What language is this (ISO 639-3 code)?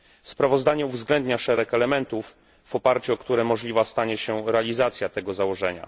pol